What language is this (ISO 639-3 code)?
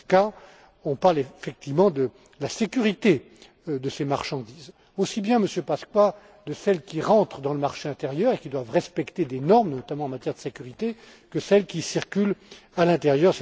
fra